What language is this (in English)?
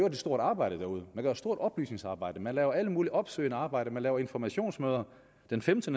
Danish